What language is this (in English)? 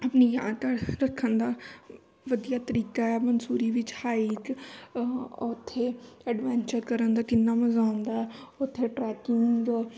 Punjabi